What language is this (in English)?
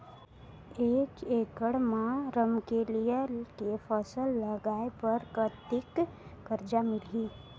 Chhattisgarhi